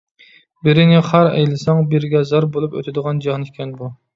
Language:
Uyghur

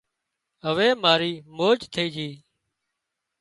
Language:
Wadiyara Koli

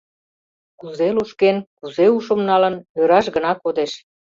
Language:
Mari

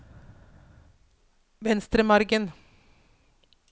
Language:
Norwegian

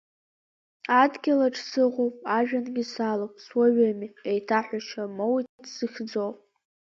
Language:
Abkhazian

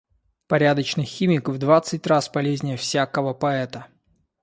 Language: Russian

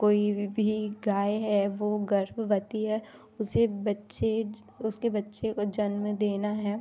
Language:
Hindi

